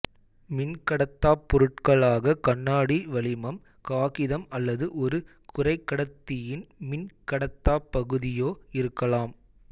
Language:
Tamil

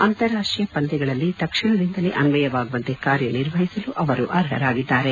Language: Kannada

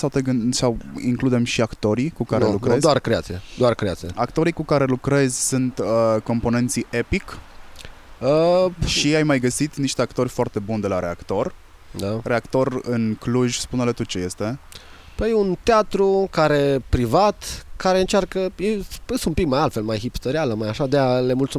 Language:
Romanian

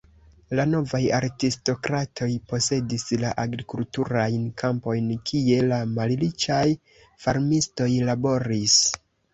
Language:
Esperanto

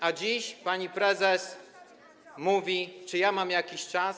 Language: Polish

